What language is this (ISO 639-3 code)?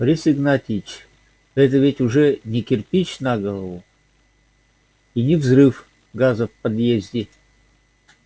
rus